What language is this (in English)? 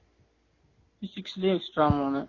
Tamil